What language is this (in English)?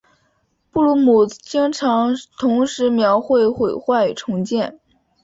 Chinese